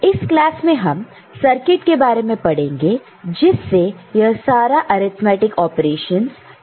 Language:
Hindi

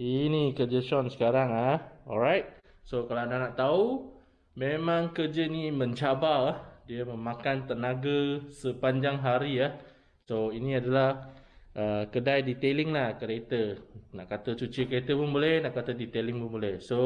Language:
Malay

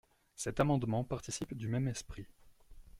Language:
French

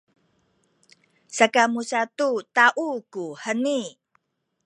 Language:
Sakizaya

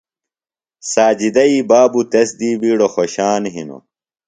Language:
Phalura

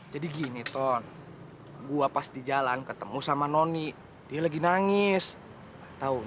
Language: Indonesian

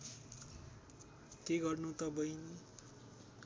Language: Nepali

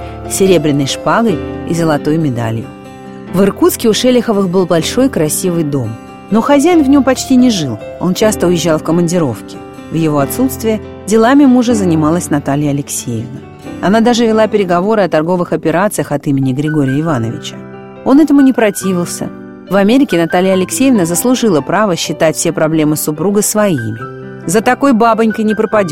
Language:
Russian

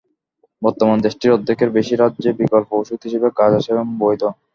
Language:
Bangla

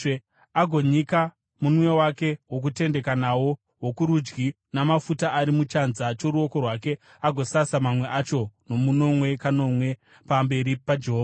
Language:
Shona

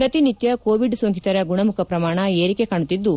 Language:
Kannada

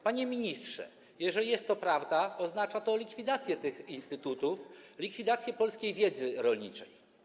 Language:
Polish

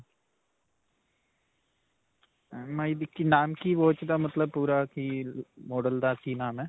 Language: Punjabi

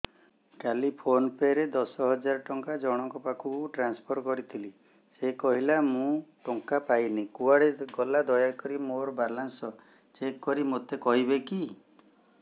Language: Odia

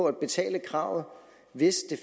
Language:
Danish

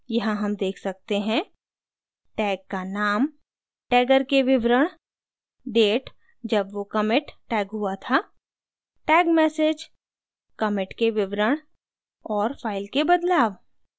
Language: Hindi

